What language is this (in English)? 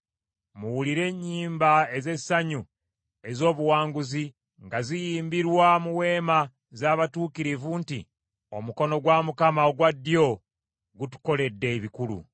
Ganda